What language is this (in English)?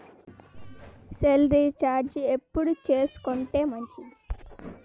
Telugu